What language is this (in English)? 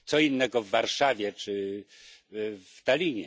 Polish